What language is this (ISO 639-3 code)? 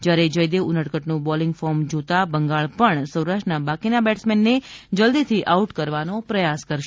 guj